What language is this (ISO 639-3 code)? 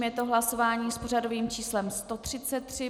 ces